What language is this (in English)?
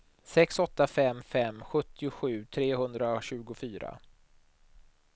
Swedish